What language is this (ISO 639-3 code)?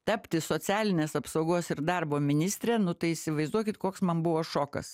lit